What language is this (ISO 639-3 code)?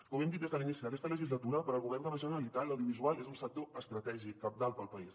cat